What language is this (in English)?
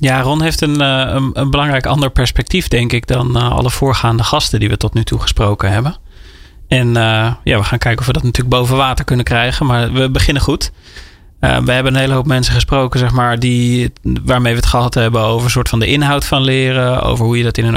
Dutch